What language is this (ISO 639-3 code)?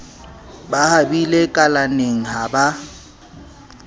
sot